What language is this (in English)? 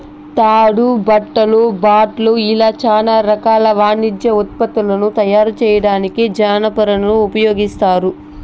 Telugu